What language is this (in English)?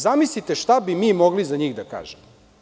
Serbian